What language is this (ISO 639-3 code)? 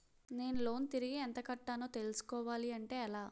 tel